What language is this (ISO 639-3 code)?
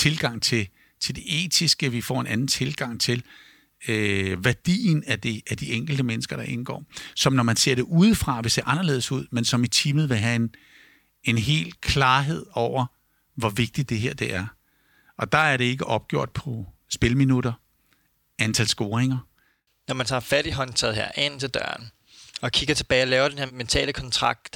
dan